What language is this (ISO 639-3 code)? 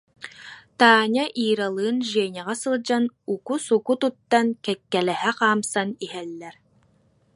sah